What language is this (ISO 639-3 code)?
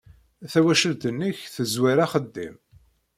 kab